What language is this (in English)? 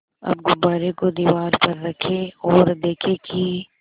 Hindi